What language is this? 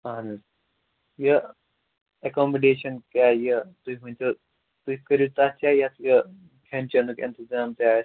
Kashmiri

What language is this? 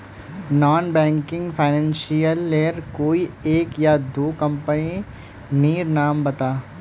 Magahi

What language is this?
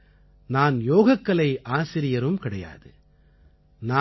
Tamil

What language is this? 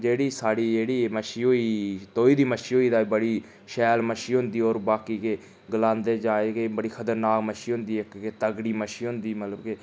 Dogri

